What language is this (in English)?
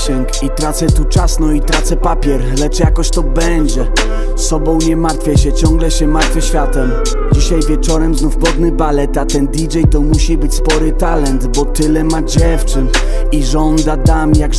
Polish